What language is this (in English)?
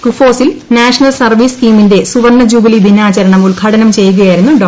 Malayalam